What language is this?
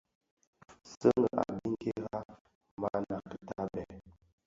Bafia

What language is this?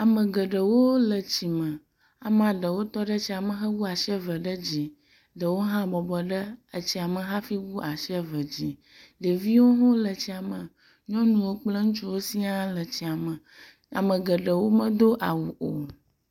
Ewe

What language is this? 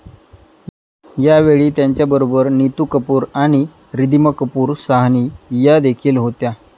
Marathi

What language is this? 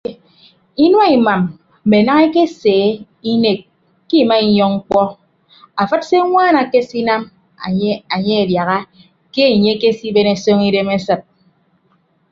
Ibibio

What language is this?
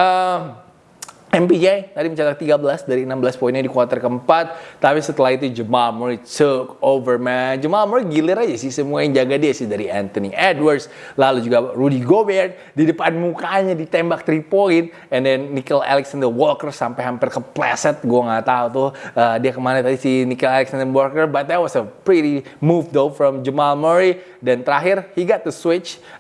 Indonesian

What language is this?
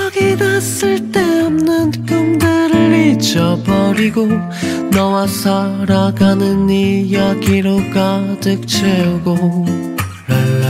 Korean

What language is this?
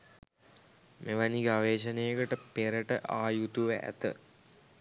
Sinhala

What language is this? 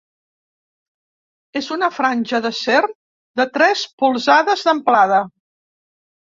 Catalan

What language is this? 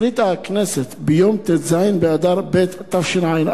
Hebrew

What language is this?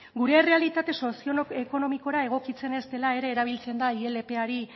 Basque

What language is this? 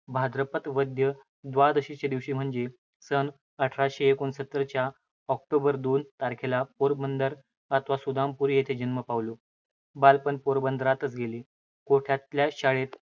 Marathi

